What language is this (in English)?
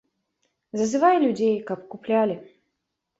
Belarusian